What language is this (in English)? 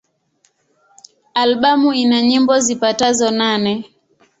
Swahili